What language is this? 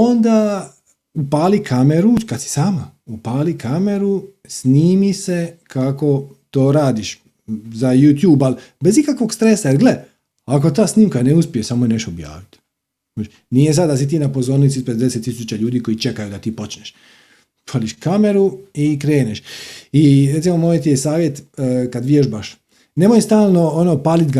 Croatian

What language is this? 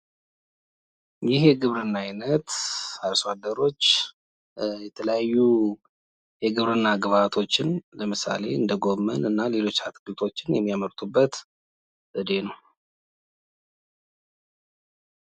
Amharic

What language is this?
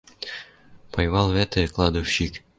Western Mari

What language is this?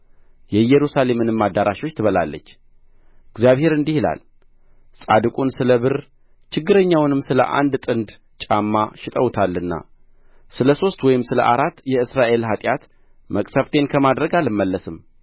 Amharic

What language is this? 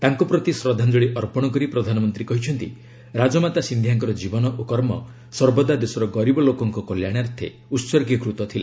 Odia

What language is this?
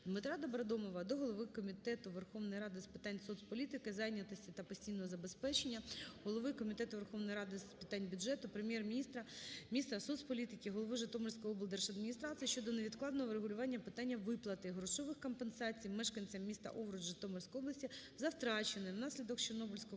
Ukrainian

